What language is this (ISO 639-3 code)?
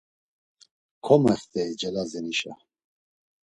lzz